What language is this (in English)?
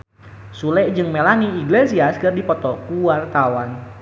Sundanese